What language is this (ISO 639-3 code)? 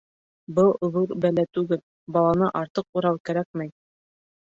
bak